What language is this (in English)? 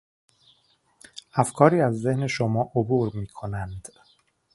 Persian